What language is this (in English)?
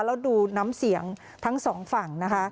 Thai